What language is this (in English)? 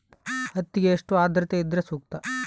Kannada